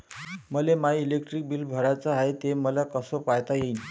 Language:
Marathi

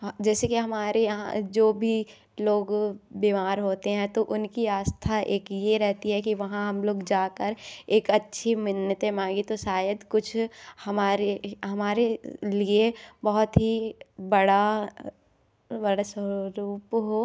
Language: Hindi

